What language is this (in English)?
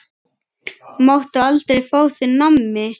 Icelandic